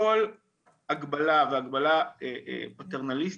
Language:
Hebrew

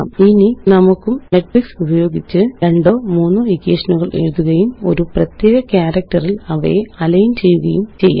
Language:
Malayalam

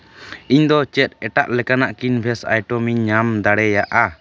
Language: Santali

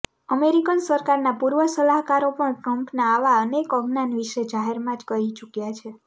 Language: Gujarati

